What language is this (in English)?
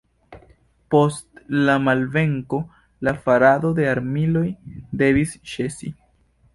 Esperanto